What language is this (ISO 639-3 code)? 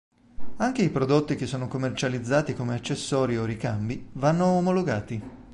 ita